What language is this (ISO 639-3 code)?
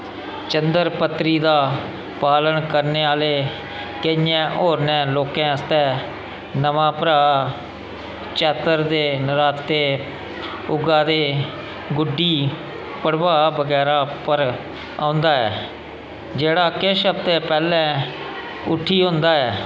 doi